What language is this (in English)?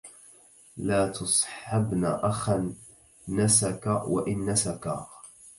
Arabic